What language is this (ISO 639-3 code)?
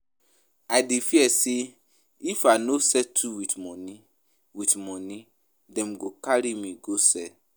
pcm